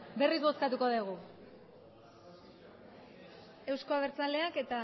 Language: Basque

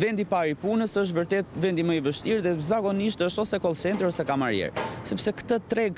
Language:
Romanian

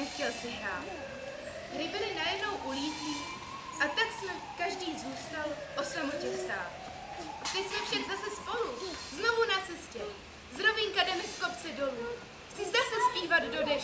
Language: Czech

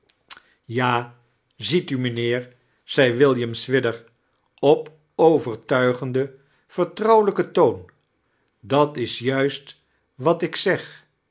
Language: Dutch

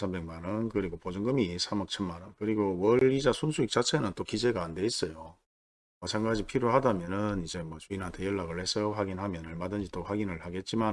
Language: Korean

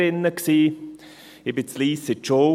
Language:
Swiss German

